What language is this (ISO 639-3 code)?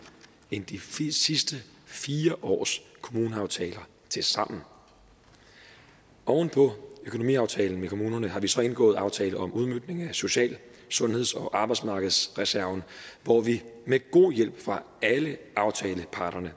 dan